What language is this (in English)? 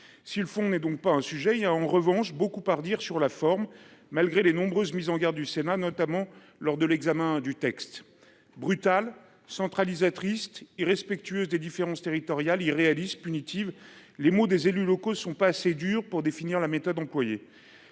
French